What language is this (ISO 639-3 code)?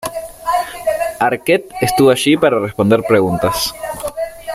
spa